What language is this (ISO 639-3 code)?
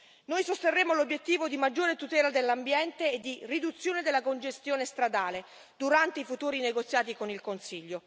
ita